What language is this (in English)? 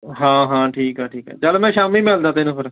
Punjabi